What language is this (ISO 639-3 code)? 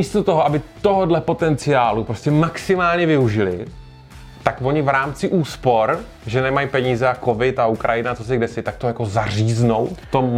ces